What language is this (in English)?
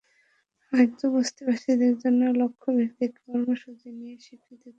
Bangla